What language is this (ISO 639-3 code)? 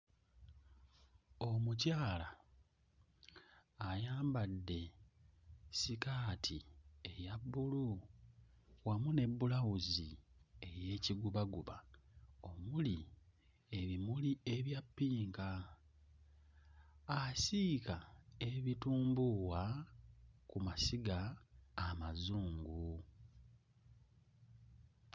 lug